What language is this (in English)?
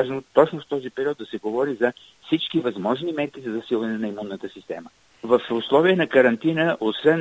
Bulgarian